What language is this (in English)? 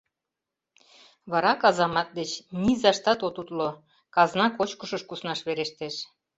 Mari